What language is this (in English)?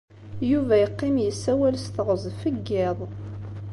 Kabyle